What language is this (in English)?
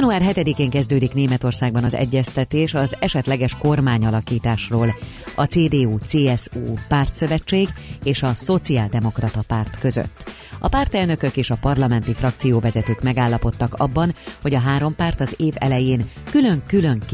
Hungarian